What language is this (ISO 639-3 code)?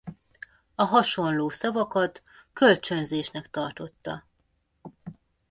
hun